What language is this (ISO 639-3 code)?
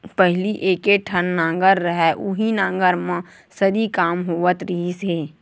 hne